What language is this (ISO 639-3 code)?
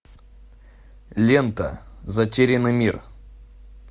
rus